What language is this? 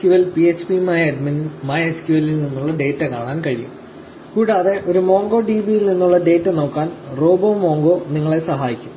Malayalam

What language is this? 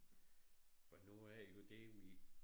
Danish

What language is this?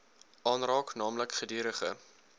Afrikaans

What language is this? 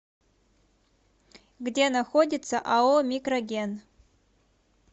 Russian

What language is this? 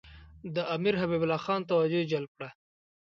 Pashto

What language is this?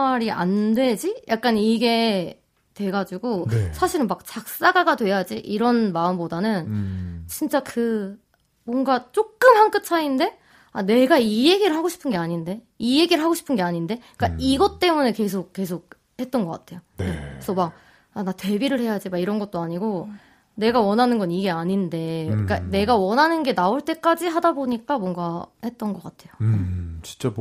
Korean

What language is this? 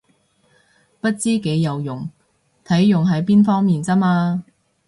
Cantonese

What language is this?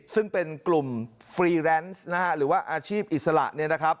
Thai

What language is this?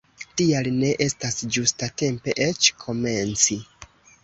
Esperanto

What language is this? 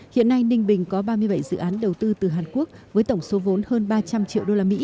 Vietnamese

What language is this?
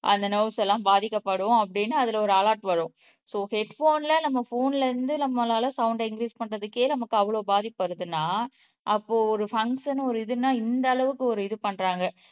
Tamil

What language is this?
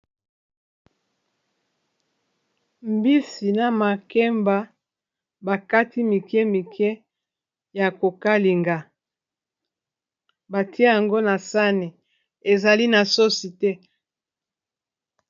Lingala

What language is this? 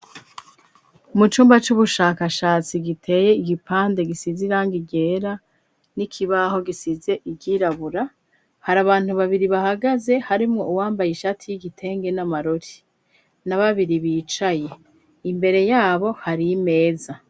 Rundi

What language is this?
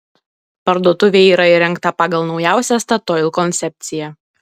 Lithuanian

